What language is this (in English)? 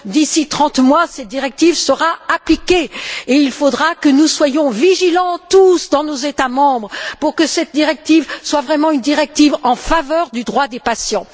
French